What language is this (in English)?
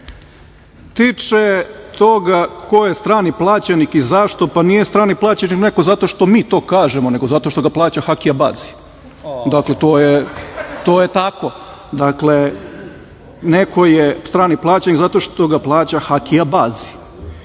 Serbian